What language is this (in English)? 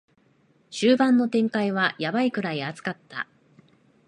Japanese